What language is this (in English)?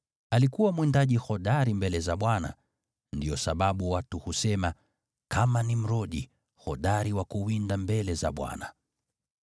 Swahili